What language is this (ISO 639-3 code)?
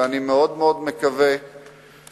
heb